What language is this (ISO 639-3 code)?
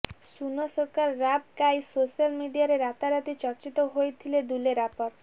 ori